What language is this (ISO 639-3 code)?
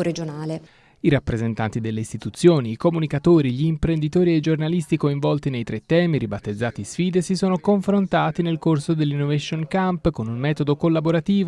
ita